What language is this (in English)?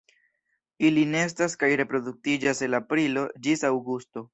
Esperanto